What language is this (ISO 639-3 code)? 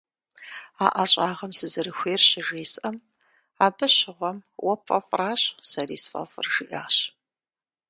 kbd